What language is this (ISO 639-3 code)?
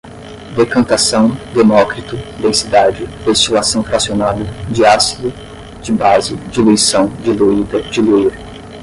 por